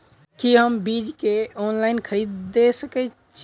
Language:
Maithili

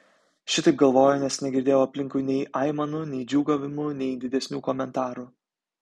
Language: Lithuanian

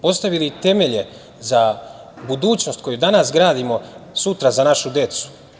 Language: Serbian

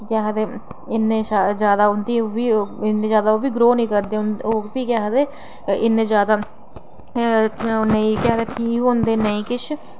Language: Dogri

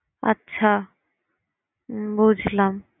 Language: Bangla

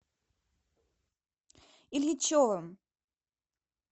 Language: Russian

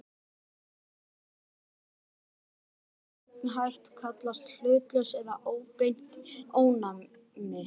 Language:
Icelandic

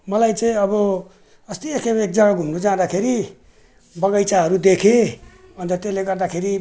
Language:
Nepali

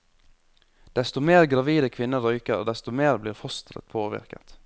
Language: Norwegian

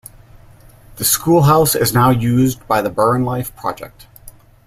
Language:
English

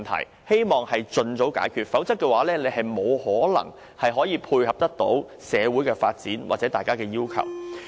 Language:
Cantonese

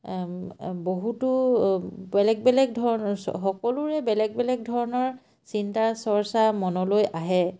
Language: Assamese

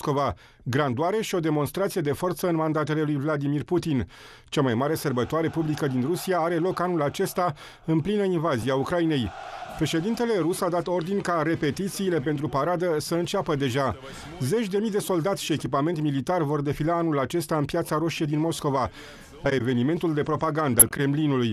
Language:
Romanian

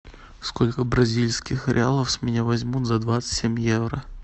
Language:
Russian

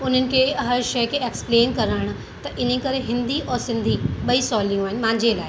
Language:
Sindhi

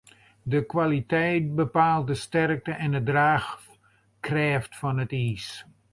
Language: Western Frisian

